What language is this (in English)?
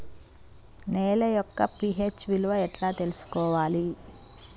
Telugu